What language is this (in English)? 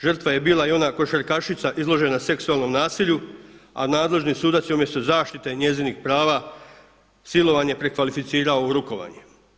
Croatian